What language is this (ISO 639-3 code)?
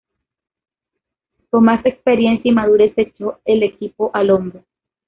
spa